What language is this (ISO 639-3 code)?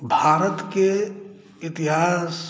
mai